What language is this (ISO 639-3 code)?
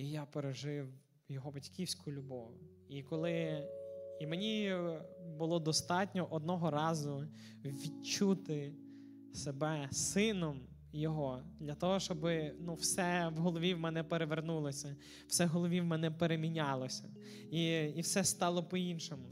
ukr